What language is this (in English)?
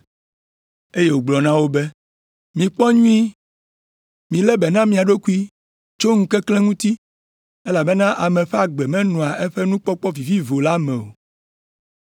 Ewe